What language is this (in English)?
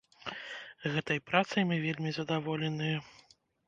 Belarusian